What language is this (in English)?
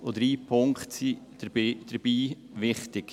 Swiss German